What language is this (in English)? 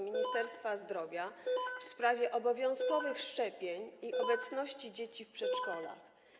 Polish